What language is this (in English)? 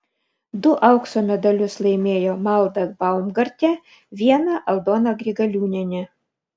Lithuanian